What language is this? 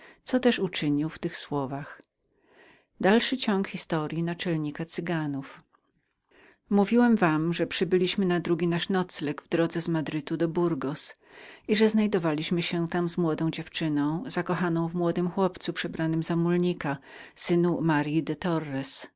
Polish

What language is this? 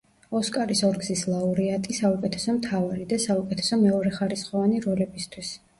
Georgian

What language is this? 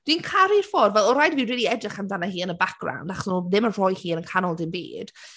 Welsh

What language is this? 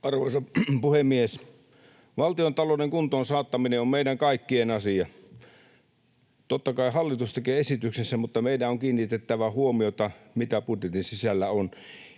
Finnish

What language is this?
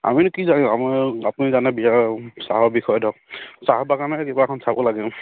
Assamese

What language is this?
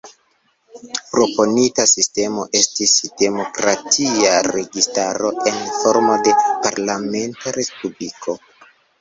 Esperanto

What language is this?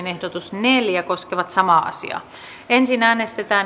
Finnish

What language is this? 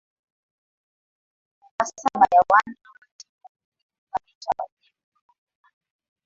Swahili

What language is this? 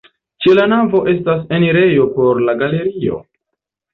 Esperanto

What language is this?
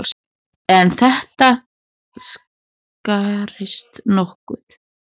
Icelandic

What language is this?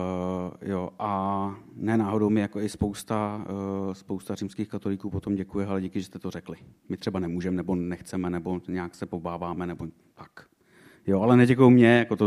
Czech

